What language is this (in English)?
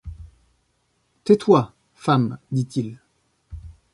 French